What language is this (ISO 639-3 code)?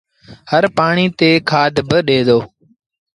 sbn